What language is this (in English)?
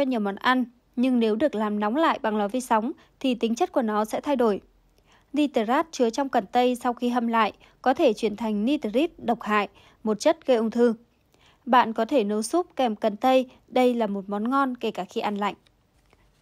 Vietnamese